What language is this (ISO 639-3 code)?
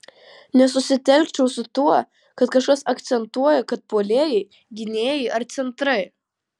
lit